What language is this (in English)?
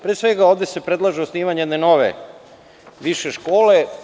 Serbian